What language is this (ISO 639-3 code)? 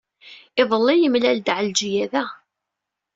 kab